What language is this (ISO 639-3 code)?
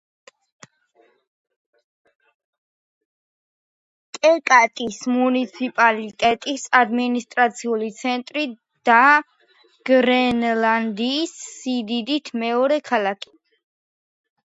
kat